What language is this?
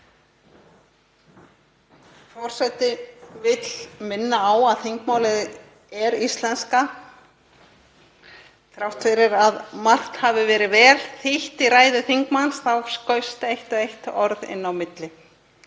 Icelandic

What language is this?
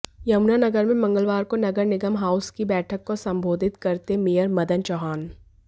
Hindi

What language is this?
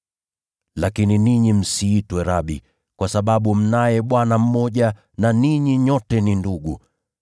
Swahili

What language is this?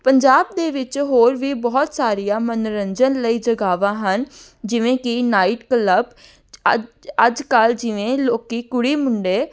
Punjabi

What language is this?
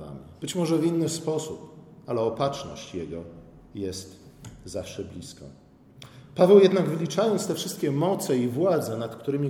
Polish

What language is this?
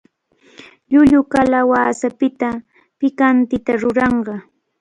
Cajatambo North Lima Quechua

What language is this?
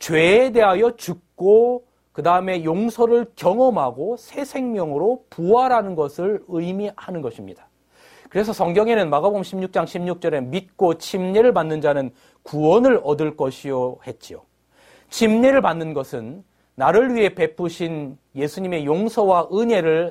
Korean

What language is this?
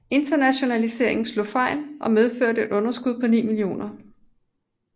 Danish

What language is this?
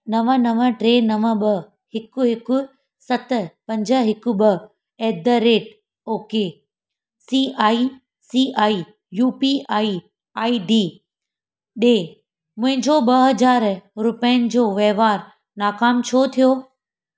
Sindhi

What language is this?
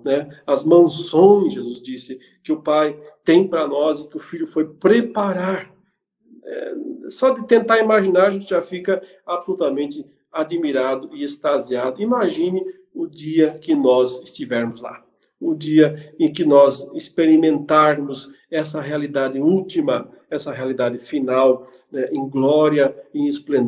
Portuguese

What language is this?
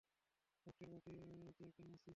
Bangla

